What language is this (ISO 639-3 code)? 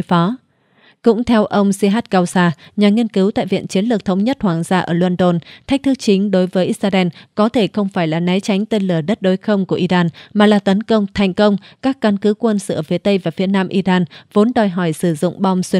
vie